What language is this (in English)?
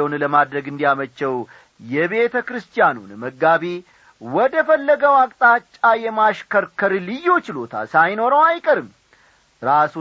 Amharic